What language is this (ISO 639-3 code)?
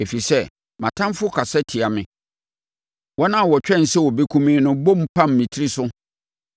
aka